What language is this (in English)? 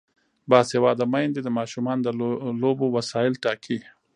Pashto